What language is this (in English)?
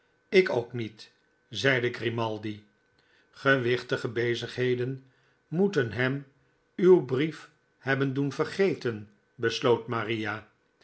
Dutch